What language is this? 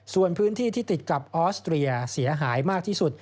Thai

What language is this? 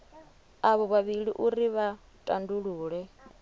Venda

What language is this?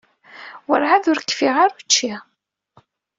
Kabyle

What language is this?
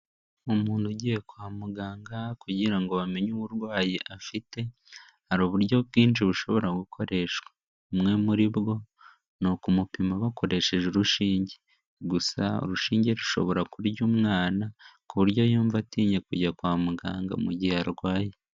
Kinyarwanda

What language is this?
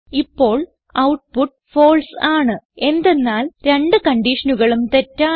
Malayalam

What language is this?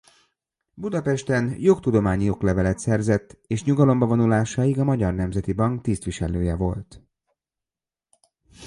Hungarian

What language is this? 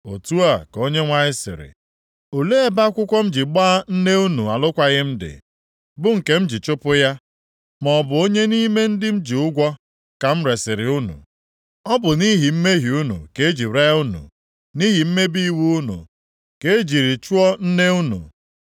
Igbo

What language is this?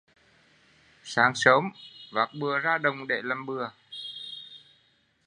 Vietnamese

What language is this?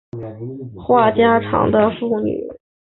Chinese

